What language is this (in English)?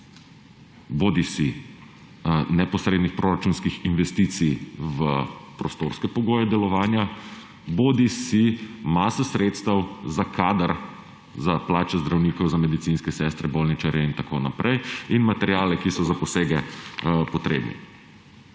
Slovenian